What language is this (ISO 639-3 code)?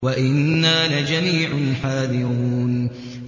ara